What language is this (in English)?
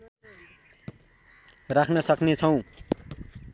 Nepali